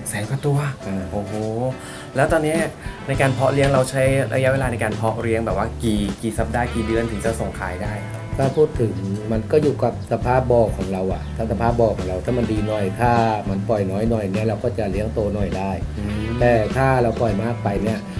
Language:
Thai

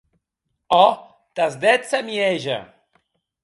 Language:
Occitan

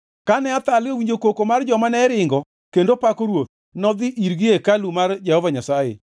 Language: Luo (Kenya and Tanzania)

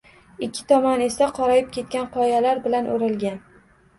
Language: Uzbek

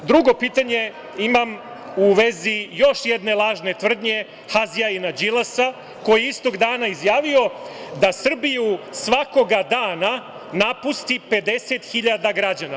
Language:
Serbian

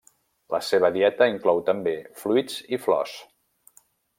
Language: Catalan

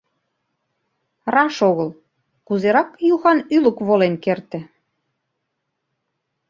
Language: Mari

